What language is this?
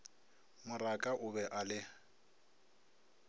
Northern Sotho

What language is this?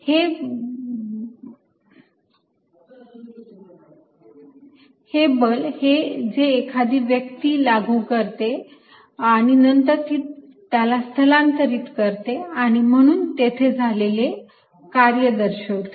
Marathi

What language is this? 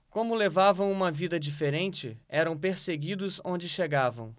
Portuguese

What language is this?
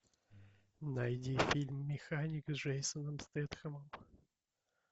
Russian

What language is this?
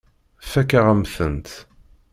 Kabyle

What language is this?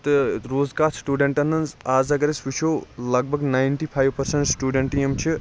Kashmiri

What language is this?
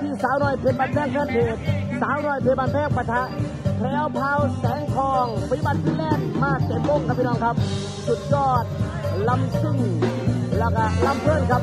Thai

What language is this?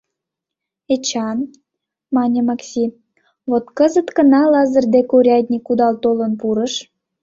Mari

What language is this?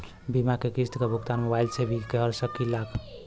Bhojpuri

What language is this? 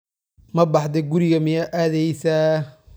Somali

